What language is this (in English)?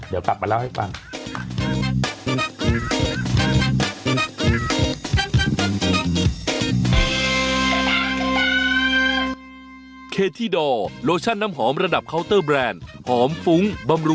Thai